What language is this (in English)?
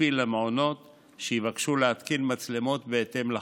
Hebrew